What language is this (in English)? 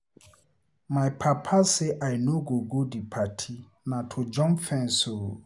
Nigerian Pidgin